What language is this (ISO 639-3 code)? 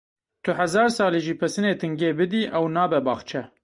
kur